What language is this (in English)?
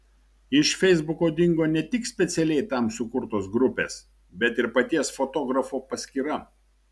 Lithuanian